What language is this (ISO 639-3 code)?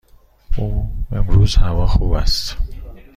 fas